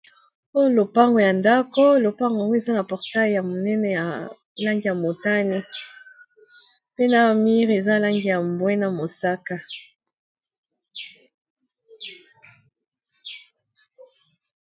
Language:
Lingala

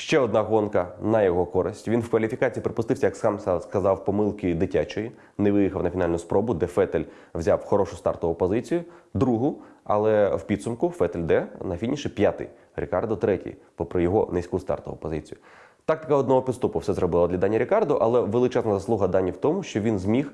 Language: Ukrainian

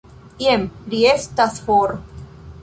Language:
Esperanto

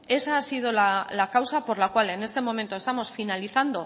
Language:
Spanish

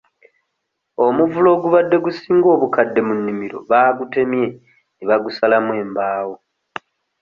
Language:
Ganda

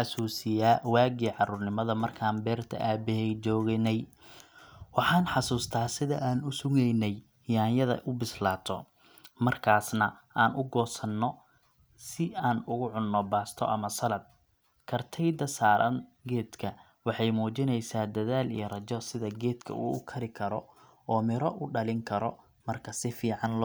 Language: Somali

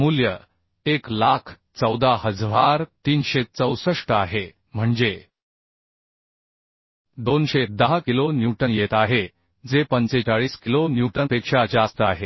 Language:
Marathi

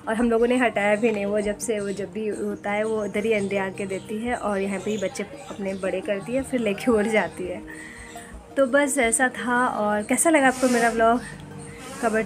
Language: Hindi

